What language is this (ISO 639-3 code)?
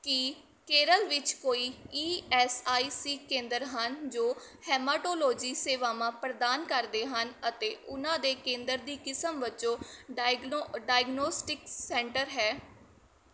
pan